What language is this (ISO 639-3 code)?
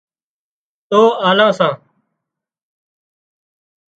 kxp